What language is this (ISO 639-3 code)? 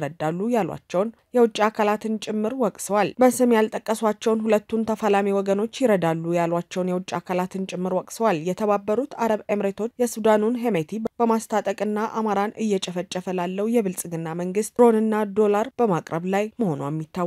ara